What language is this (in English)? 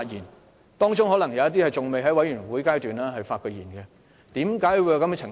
Cantonese